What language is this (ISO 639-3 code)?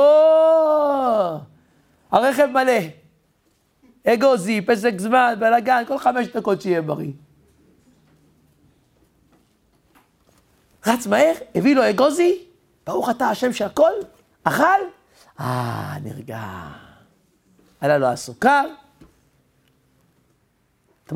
heb